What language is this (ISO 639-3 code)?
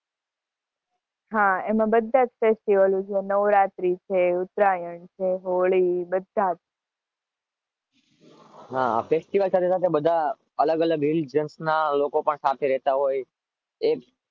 guj